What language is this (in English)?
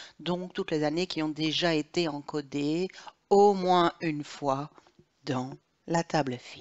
French